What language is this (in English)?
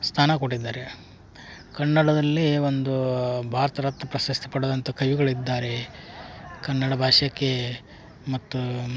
Kannada